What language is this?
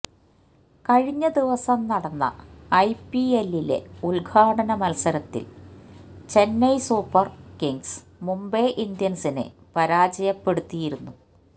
Malayalam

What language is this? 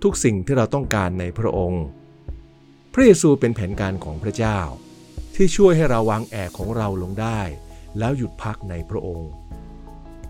Thai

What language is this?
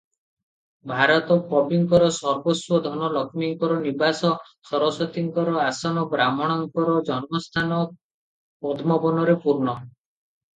Odia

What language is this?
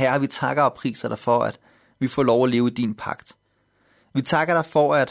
Danish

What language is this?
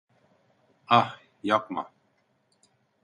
Turkish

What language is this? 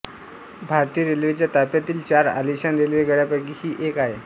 Marathi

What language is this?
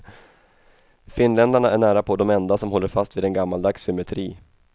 Swedish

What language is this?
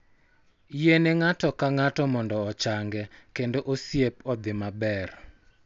Luo (Kenya and Tanzania)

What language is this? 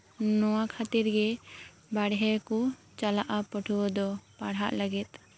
Santali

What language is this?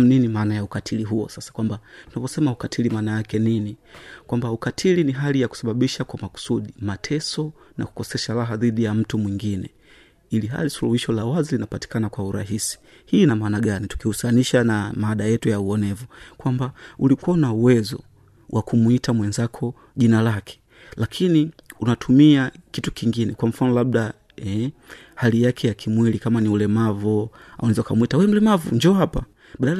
Swahili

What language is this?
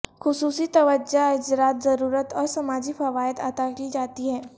Urdu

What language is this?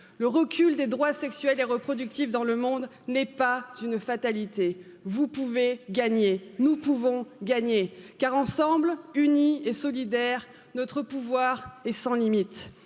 French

